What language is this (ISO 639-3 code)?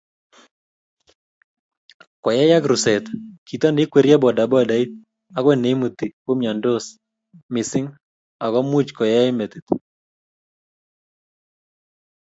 kln